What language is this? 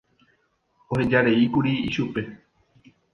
Guarani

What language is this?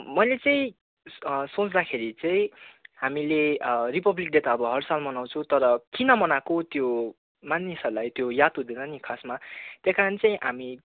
Nepali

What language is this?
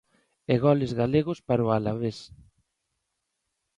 Galician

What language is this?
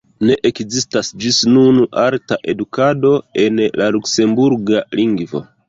Esperanto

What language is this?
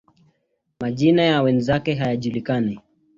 Swahili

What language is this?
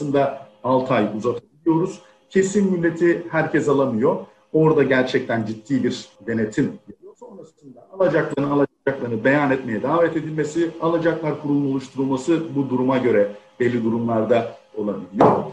Turkish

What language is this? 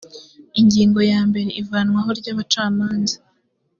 Kinyarwanda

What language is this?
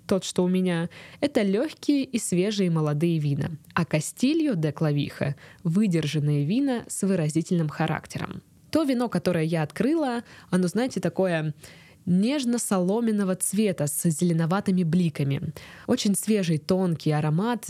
Russian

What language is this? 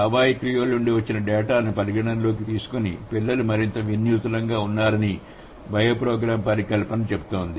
Telugu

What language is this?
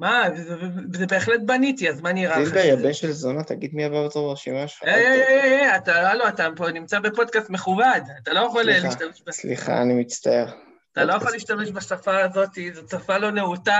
Hebrew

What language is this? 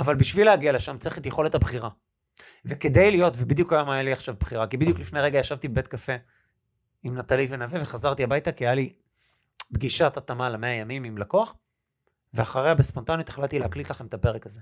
Hebrew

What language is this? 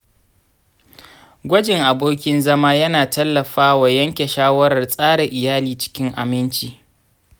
Hausa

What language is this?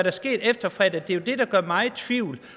Danish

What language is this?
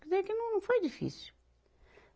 Portuguese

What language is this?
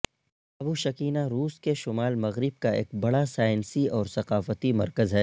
Urdu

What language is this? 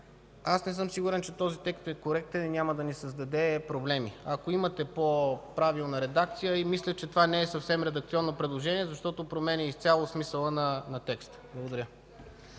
Bulgarian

